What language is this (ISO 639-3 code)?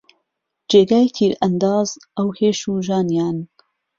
ckb